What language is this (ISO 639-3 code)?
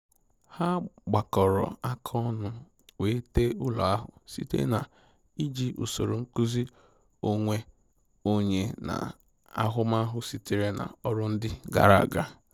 ibo